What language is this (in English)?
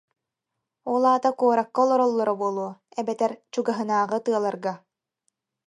Yakut